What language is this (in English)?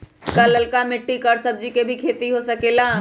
Magahi